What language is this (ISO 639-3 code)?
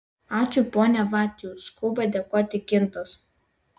lit